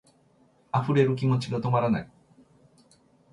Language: Japanese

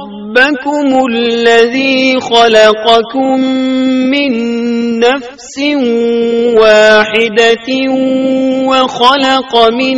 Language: Urdu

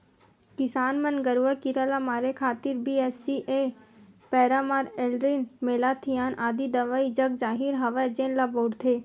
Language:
Chhattisgarhi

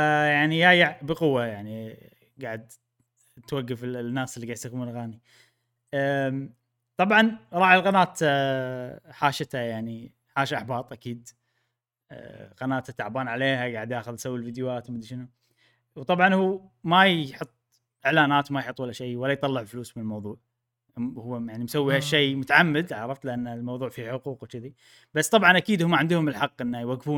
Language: Arabic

